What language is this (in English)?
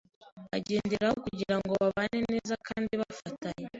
Kinyarwanda